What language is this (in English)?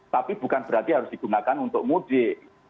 Indonesian